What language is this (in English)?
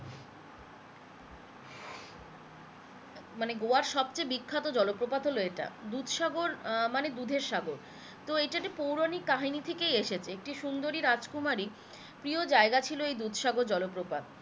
Bangla